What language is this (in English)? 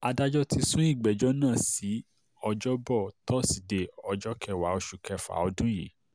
Yoruba